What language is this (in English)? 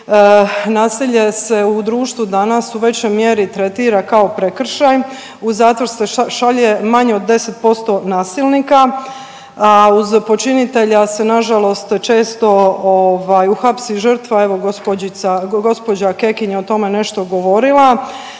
Croatian